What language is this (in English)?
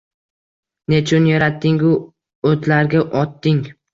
Uzbek